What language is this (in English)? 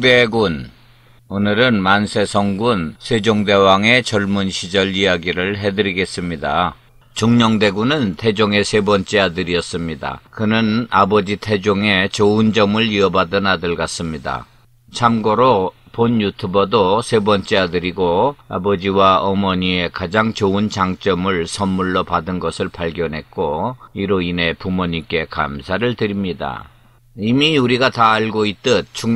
Korean